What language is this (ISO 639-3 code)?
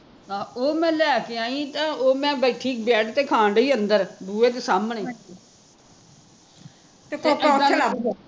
pan